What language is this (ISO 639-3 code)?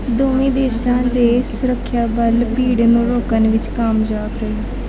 pan